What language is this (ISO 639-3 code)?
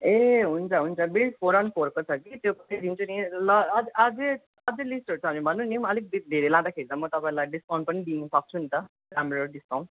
nep